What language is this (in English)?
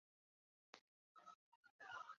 Chinese